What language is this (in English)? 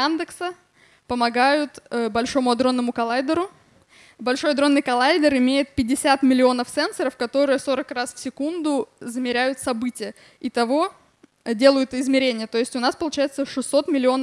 Russian